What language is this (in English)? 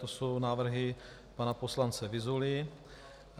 Czech